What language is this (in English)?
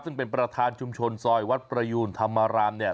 Thai